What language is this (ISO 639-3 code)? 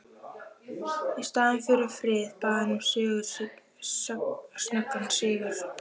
isl